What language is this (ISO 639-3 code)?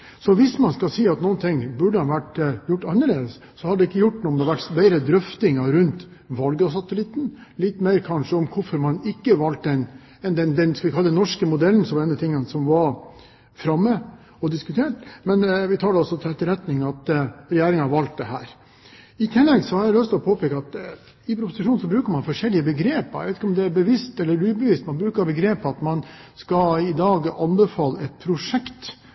nob